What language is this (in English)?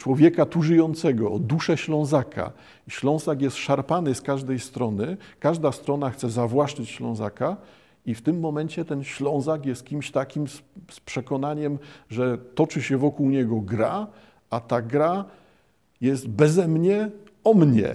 Polish